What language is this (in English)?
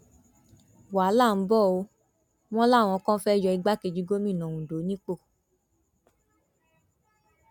Yoruba